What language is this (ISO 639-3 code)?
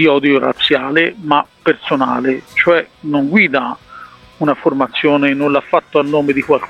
ita